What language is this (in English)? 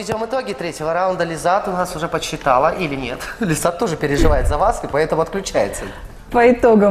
Russian